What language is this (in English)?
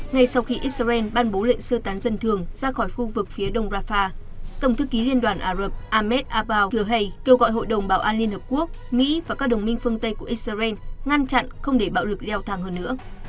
Vietnamese